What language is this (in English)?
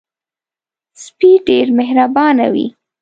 Pashto